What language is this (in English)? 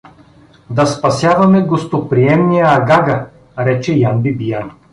Bulgarian